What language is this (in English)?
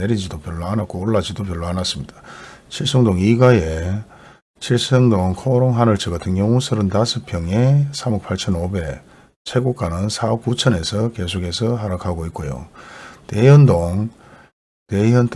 Korean